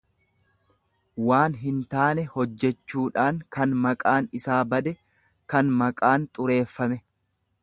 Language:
Oromo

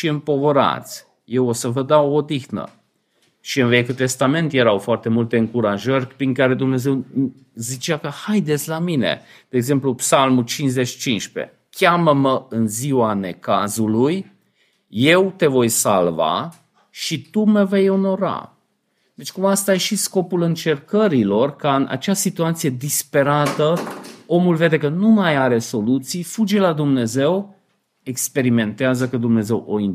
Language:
Romanian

